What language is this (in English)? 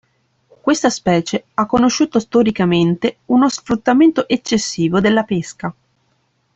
Italian